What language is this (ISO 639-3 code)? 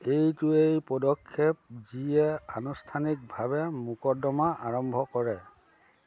asm